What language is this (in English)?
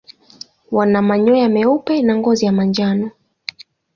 Swahili